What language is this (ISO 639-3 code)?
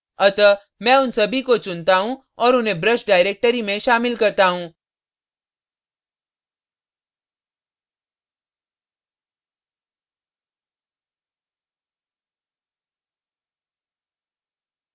hin